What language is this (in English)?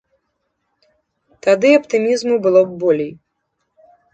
Belarusian